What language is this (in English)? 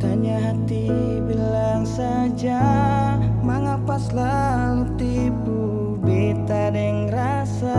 Indonesian